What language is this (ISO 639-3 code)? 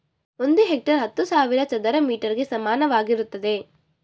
kan